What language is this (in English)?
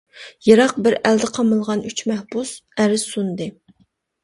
Uyghur